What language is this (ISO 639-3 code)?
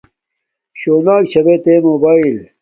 dmk